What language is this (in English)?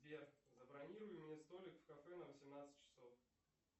Russian